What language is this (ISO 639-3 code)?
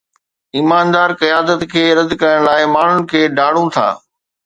snd